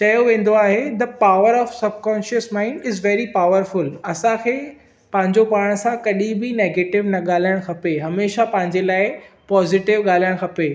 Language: Sindhi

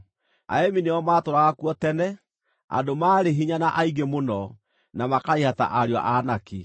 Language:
Kikuyu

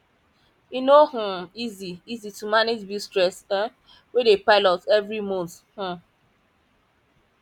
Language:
Nigerian Pidgin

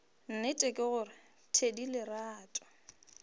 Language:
Northern Sotho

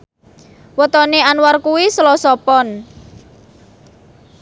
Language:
Javanese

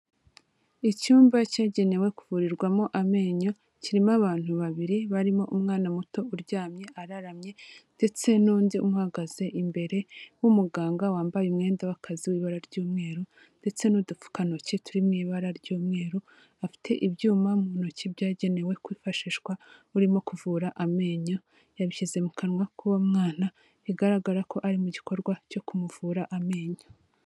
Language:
Kinyarwanda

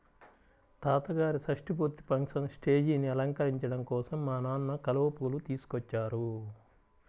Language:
Telugu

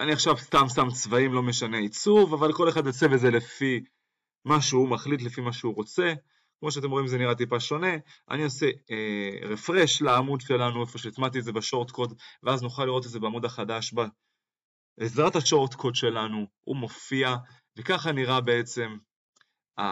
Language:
Hebrew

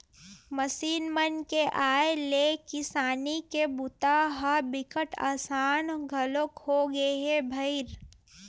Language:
Chhattisgarhi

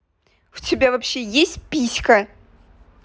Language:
Russian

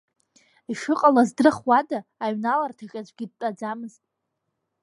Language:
Abkhazian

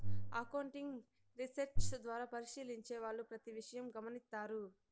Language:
Telugu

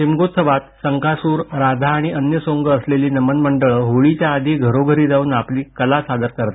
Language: Marathi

